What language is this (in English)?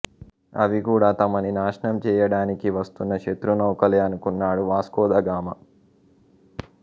Telugu